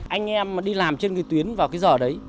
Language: Vietnamese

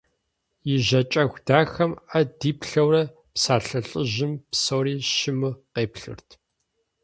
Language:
Kabardian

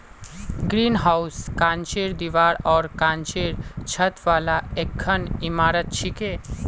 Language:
Magahi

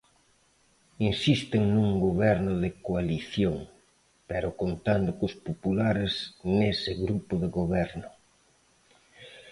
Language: Galician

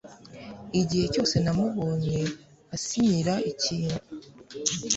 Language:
Kinyarwanda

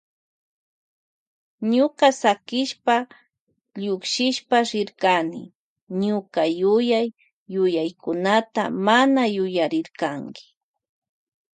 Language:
Loja Highland Quichua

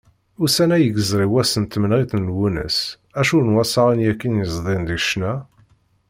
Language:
Kabyle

